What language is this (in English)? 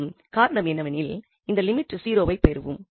Tamil